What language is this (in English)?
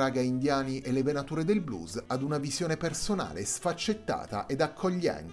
Italian